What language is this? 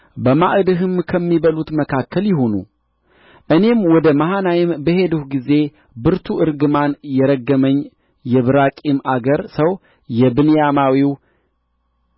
Amharic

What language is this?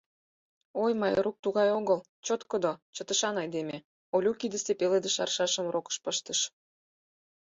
Mari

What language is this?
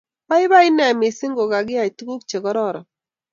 Kalenjin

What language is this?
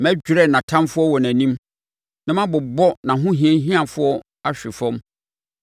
Akan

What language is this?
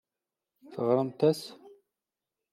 Kabyle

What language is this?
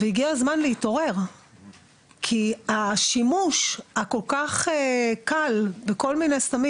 Hebrew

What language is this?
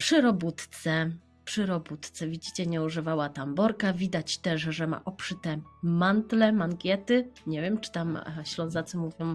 Polish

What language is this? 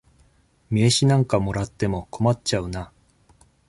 Japanese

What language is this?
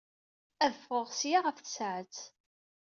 Kabyle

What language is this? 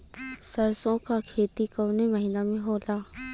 Bhojpuri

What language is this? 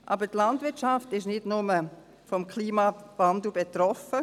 Swiss German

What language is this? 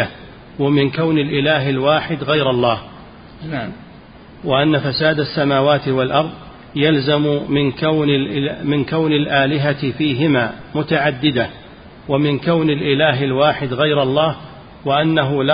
Arabic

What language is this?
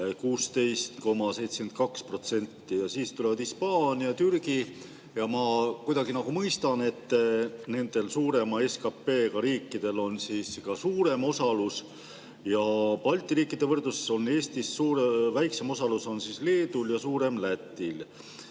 Estonian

